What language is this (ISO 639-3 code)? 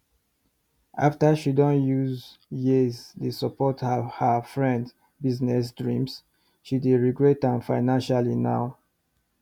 pcm